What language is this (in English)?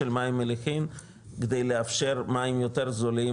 Hebrew